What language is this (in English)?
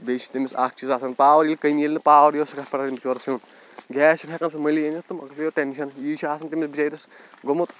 Kashmiri